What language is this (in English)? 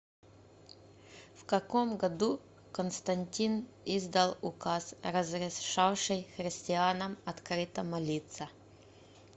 Russian